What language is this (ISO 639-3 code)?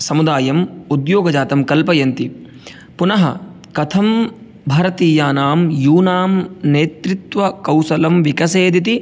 san